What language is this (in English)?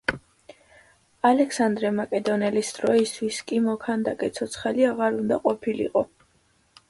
Georgian